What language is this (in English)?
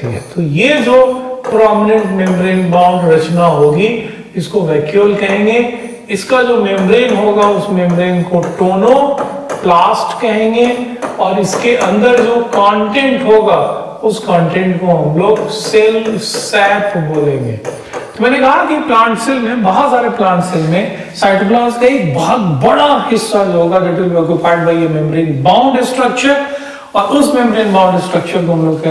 Hindi